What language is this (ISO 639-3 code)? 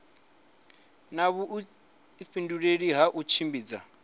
ven